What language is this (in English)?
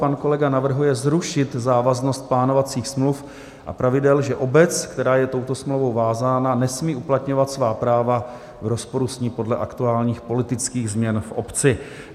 Czech